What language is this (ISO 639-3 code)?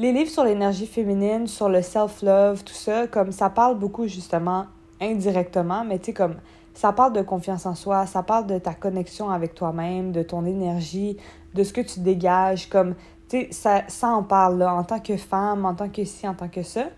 fra